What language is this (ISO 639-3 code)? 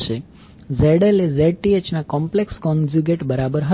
guj